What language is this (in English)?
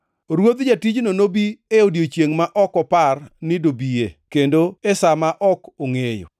Luo (Kenya and Tanzania)